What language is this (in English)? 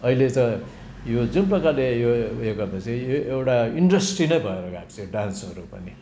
Nepali